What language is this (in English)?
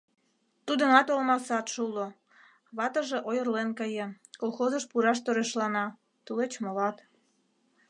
Mari